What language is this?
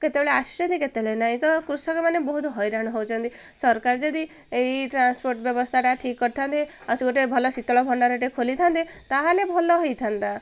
Odia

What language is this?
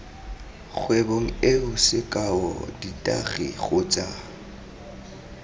Tswana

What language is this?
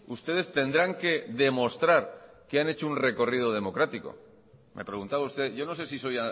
Spanish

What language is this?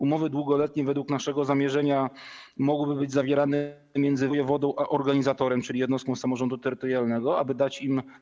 Polish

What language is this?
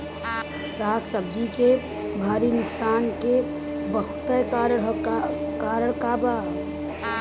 Bhojpuri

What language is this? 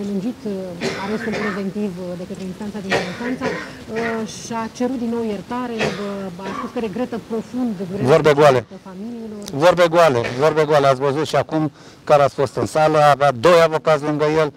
Romanian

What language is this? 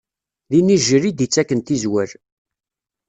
Kabyle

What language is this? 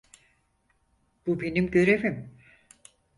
Turkish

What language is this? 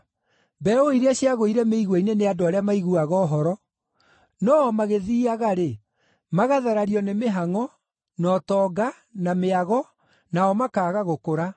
Kikuyu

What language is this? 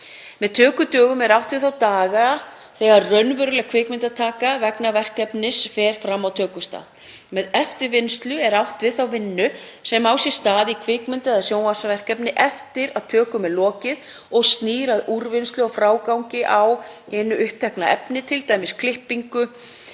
Icelandic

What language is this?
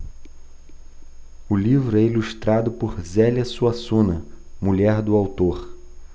Portuguese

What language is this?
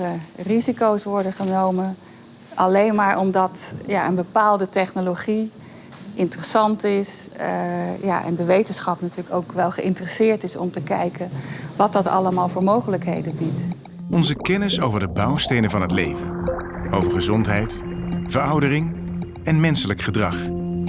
Dutch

